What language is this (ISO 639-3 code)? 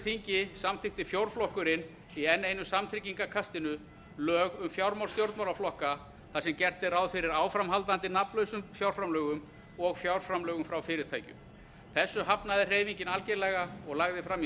isl